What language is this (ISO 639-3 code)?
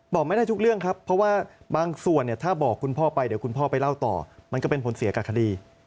tha